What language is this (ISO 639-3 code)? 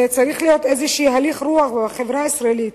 heb